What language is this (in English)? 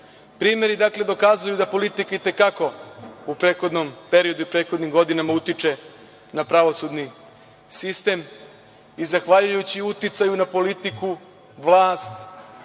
Serbian